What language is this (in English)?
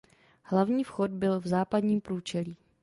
Czech